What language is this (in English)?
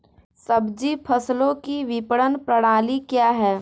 Hindi